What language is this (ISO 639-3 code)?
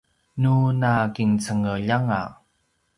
pwn